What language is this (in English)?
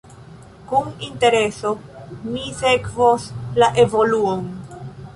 Esperanto